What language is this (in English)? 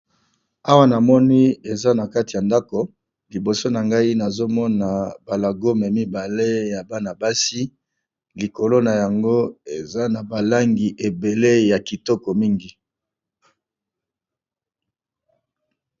Lingala